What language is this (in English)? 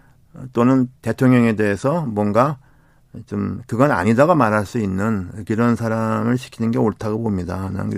Korean